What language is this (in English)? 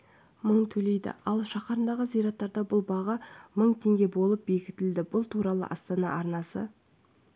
Kazakh